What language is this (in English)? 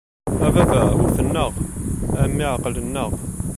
Kabyle